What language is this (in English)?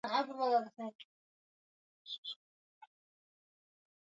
Swahili